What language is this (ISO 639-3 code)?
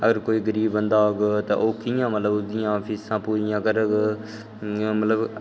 doi